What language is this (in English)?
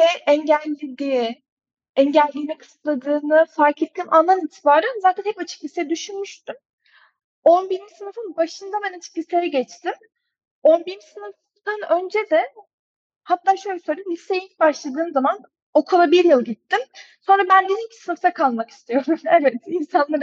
Turkish